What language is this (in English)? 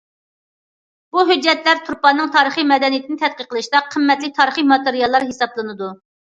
Uyghur